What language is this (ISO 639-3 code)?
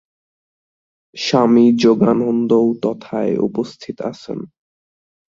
ben